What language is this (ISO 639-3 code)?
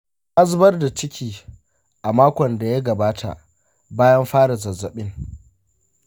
hau